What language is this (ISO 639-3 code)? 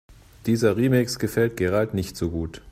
deu